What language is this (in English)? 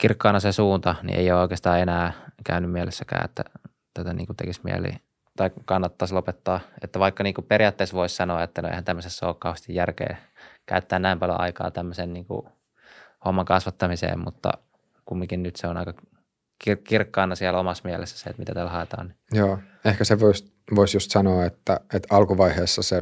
Finnish